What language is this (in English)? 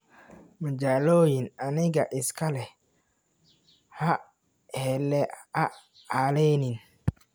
Somali